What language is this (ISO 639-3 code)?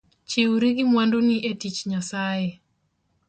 luo